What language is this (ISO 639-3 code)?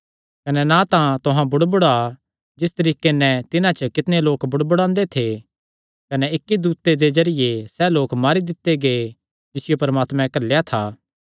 xnr